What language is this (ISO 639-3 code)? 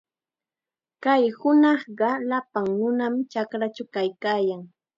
qxa